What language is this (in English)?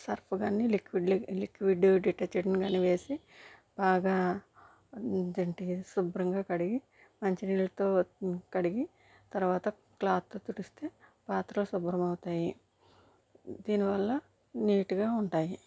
Telugu